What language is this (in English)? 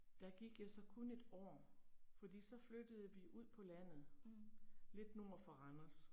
Danish